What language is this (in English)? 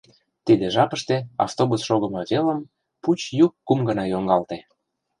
Mari